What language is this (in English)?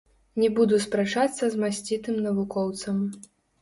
Belarusian